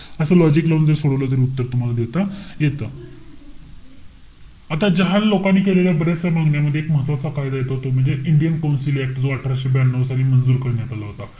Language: Marathi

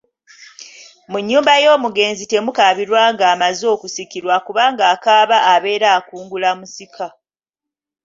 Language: Ganda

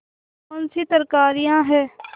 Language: Hindi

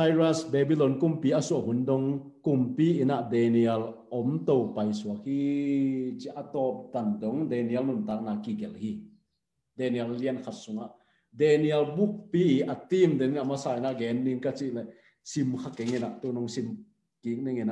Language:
Thai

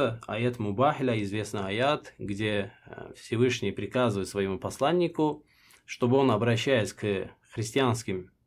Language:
Russian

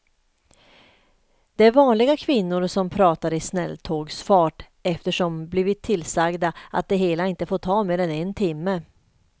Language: Swedish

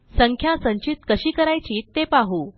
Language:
Marathi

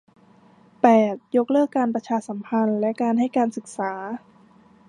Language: Thai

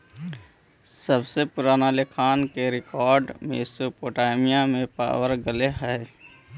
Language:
Magahi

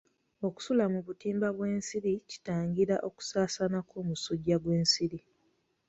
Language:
Ganda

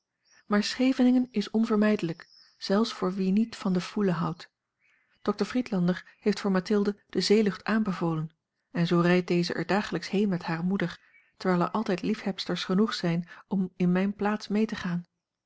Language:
Dutch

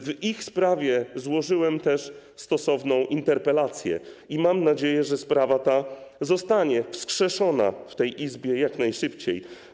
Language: Polish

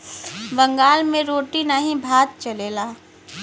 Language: Bhojpuri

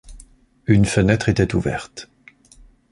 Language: French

